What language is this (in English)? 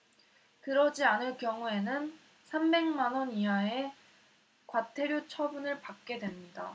Korean